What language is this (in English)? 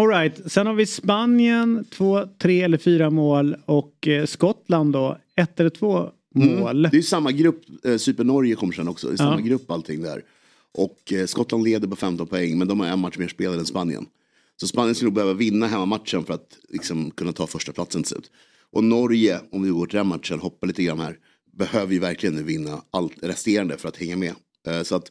Swedish